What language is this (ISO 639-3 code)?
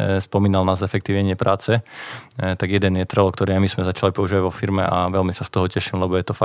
slk